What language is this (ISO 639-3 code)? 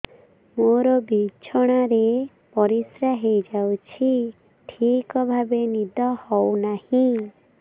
ori